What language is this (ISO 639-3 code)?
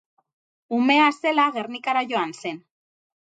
eus